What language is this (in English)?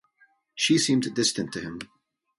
English